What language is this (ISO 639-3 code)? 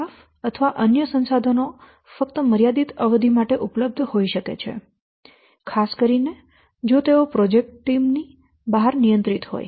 guj